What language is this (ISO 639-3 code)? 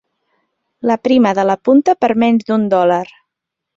cat